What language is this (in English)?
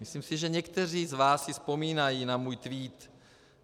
Czech